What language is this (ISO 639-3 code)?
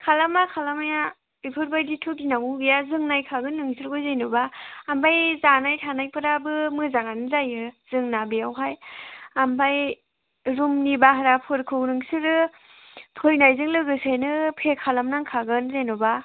brx